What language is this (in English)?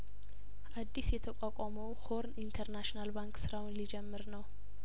Amharic